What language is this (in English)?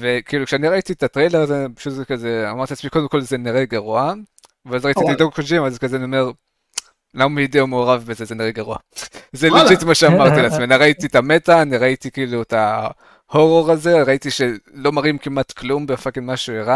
Hebrew